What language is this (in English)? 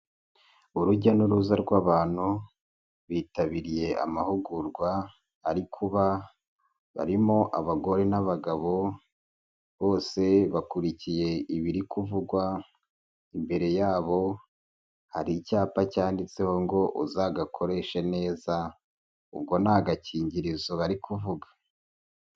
Kinyarwanda